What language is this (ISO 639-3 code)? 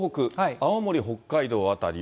jpn